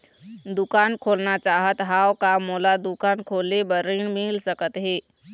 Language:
Chhattisgarhi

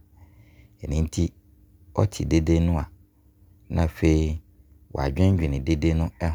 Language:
Abron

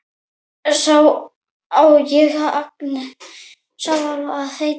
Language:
Icelandic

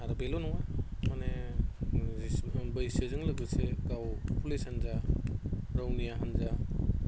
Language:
Bodo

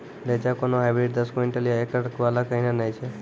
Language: Maithili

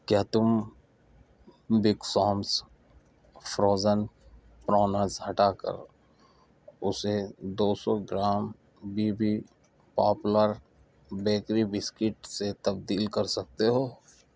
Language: Urdu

